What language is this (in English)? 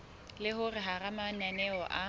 Southern Sotho